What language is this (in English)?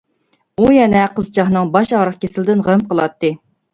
Uyghur